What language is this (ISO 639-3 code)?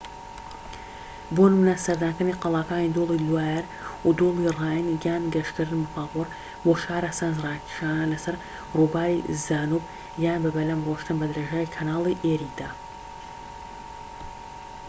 ckb